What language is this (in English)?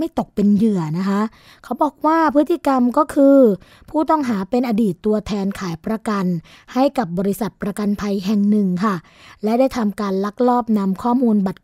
Thai